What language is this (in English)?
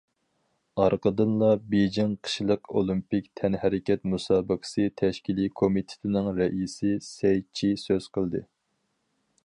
Uyghur